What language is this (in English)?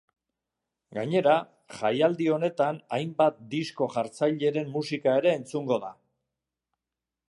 Basque